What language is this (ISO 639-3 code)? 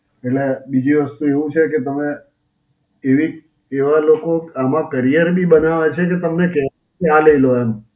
guj